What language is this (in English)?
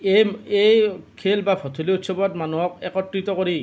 Assamese